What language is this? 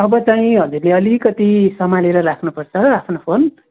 Nepali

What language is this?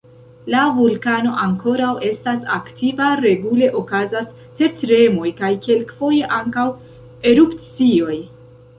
Esperanto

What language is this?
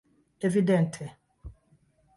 Esperanto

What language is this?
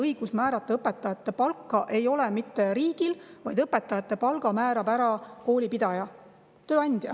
Estonian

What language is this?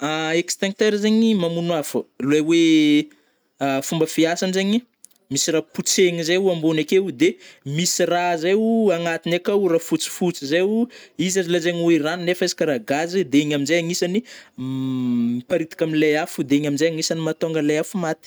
Northern Betsimisaraka Malagasy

